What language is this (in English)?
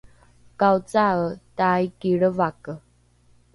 Rukai